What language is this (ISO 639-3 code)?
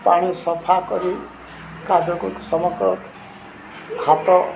ori